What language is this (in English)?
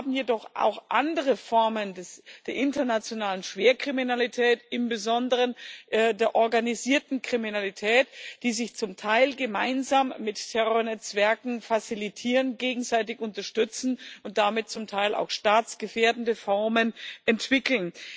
German